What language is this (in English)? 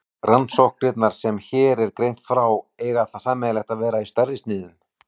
Icelandic